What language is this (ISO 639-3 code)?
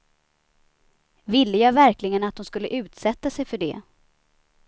swe